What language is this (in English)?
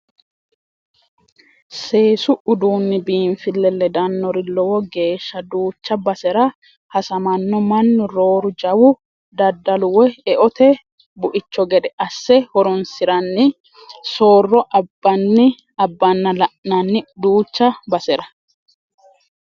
Sidamo